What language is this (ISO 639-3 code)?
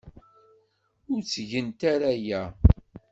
kab